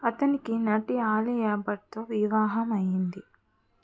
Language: Telugu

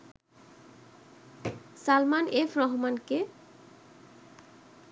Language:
Bangla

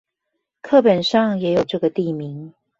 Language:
Chinese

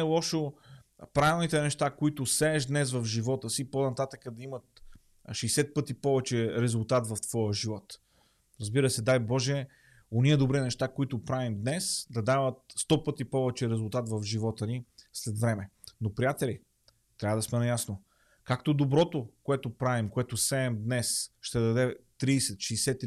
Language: Bulgarian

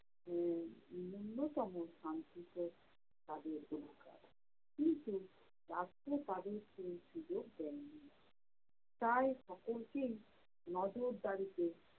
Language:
Bangla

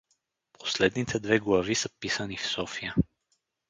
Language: Bulgarian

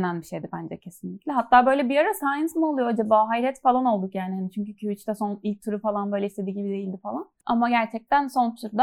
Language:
Turkish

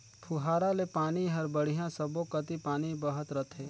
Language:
Chhattisgarhi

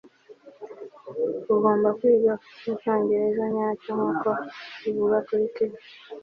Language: Kinyarwanda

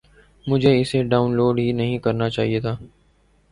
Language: Urdu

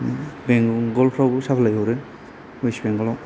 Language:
Bodo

